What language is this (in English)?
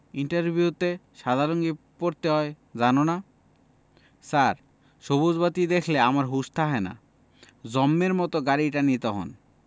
Bangla